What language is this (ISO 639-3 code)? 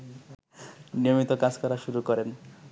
ben